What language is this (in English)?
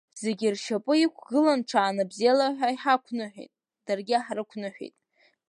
Abkhazian